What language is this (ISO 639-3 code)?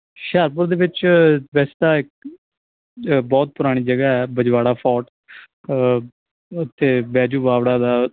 pan